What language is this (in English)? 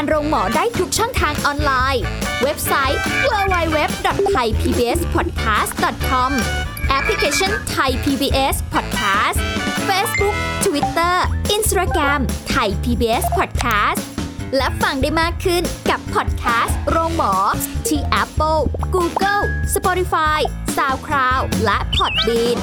Thai